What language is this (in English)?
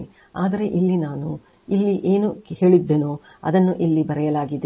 Kannada